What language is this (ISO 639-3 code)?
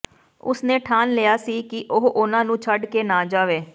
pan